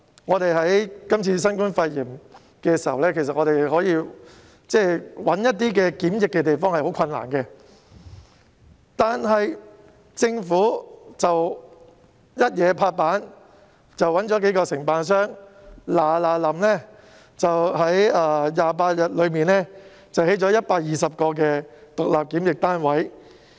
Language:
Cantonese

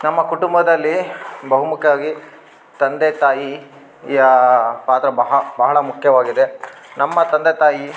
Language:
Kannada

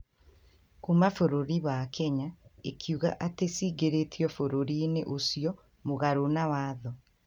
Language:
Kikuyu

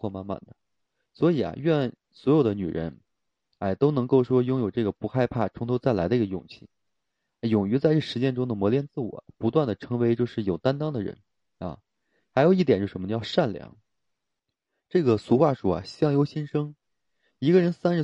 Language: Chinese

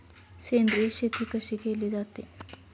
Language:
Marathi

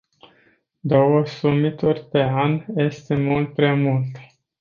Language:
Romanian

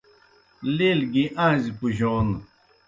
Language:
Kohistani Shina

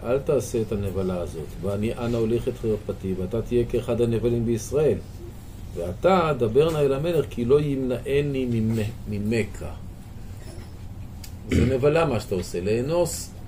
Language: Hebrew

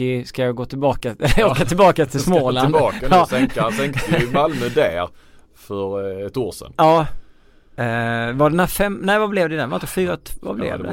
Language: Swedish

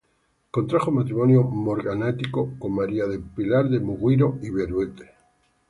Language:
Spanish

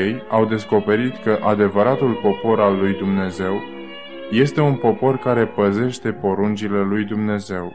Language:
Romanian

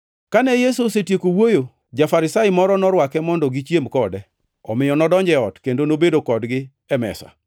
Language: Luo (Kenya and Tanzania)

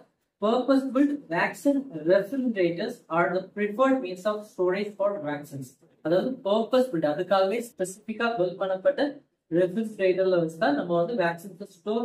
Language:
Tamil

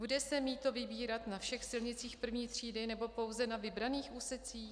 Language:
Czech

